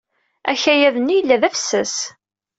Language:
Kabyle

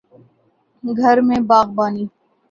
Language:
Urdu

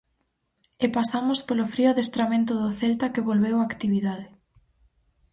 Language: Galician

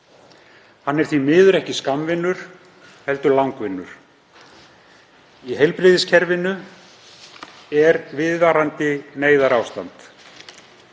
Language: Icelandic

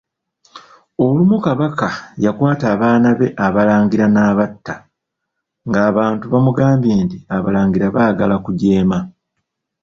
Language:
Ganda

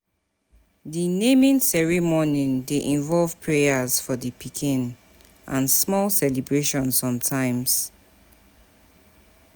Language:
Nigerian Pidgin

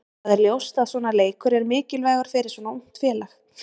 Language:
Icelandic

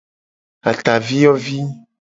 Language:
Gen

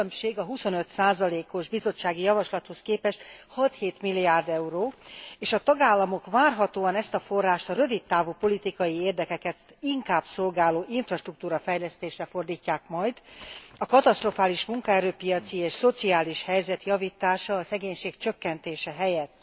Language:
Hungarian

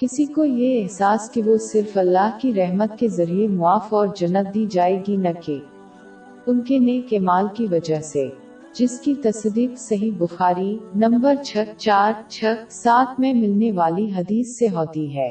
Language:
Urdu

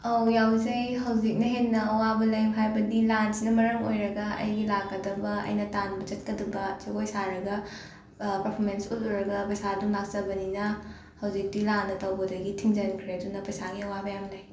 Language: Manipuri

